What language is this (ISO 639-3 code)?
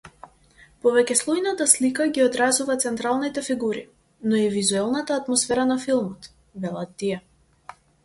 mkd